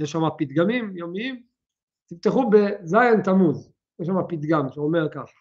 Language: Hebrew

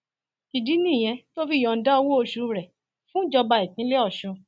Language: Yoruba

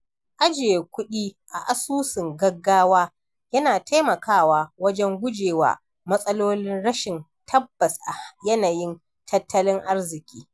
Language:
Hausa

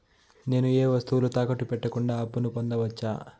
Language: Telugu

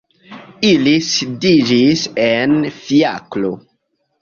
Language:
Esperanto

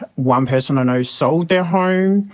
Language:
English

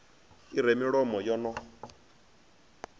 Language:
Venda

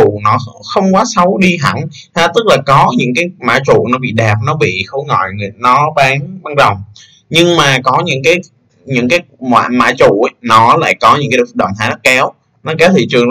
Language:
Vietnamese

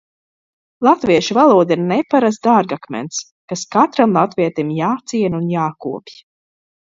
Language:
Latvian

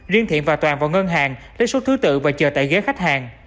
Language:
Vietnamese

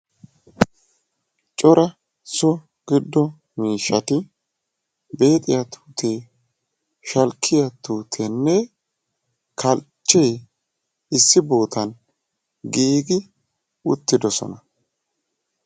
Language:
Wolaytta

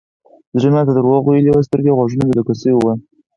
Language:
Pashto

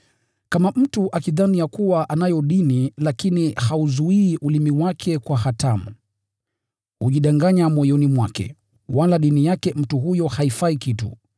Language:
Swahili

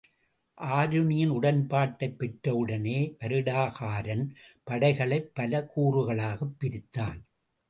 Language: Tamil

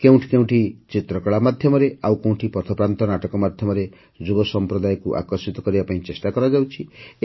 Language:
Odia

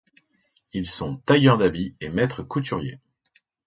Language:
French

